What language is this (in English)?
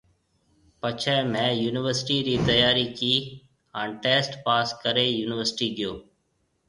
Marwari (Pakistan)